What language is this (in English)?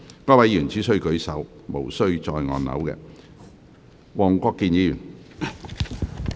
Cantonese